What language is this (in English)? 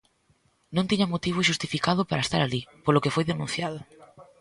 Galician